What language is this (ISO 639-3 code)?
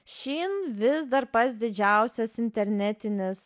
lit